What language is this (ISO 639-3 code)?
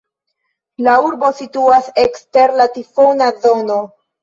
epo